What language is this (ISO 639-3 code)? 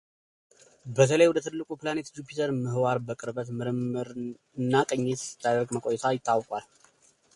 amh